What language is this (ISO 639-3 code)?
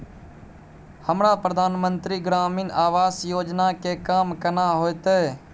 mai